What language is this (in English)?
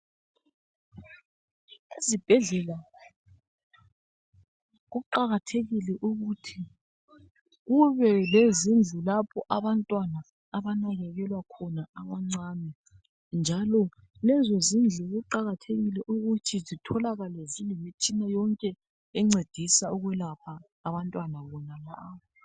North Ndebele